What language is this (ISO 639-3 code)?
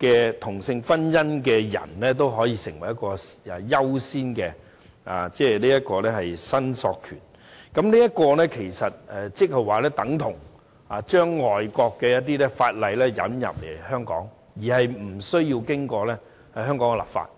yue